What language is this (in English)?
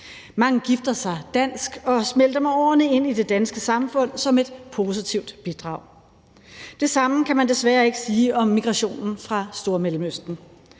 Danish